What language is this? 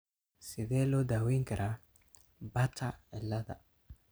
Somali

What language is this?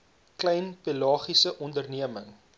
Afrikaans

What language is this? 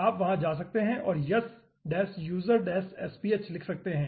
Hindi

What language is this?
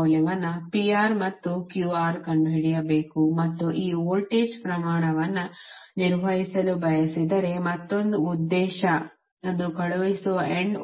Kannada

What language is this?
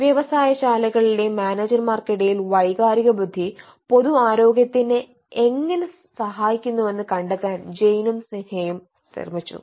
Malayalam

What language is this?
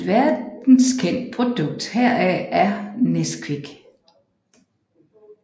Danish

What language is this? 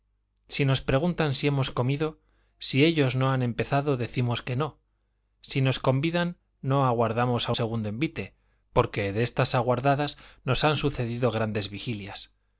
Spanish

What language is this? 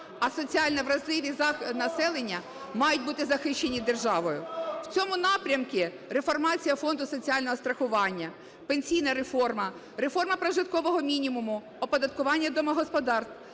Ukrainian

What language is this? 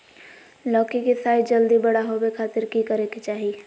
Magahi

